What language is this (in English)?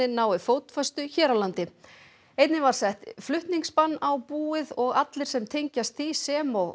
Icelandic